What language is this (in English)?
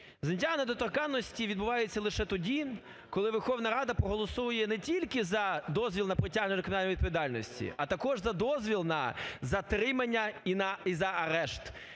Ukrainian